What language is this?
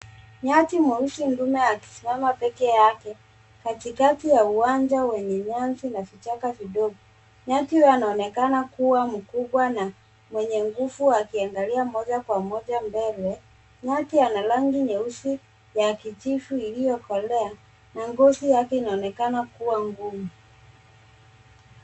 Swahili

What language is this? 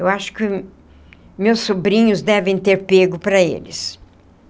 Portuguese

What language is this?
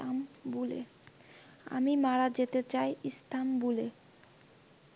Bangla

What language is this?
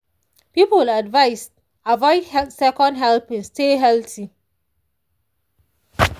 Nigerian Pidgin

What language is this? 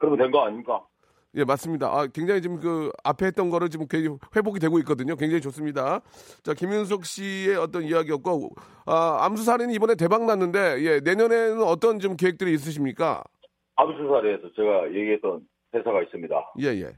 Korean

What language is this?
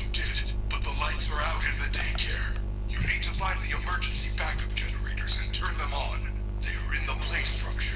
French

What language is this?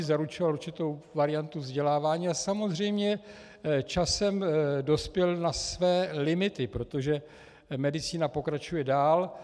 Czech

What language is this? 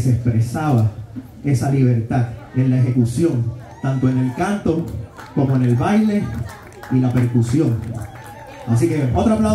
Spanish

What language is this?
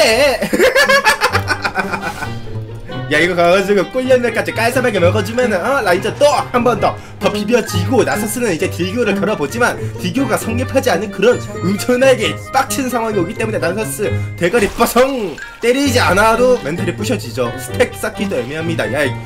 Korean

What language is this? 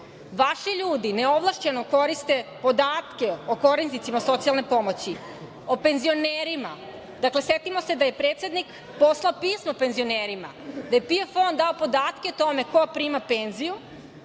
Serbian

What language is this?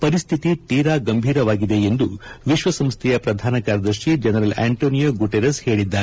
Kannada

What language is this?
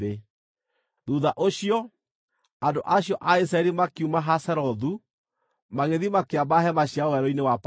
Kikuyu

